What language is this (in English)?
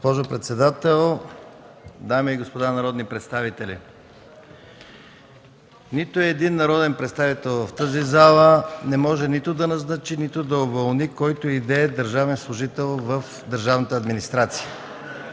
Bulgarian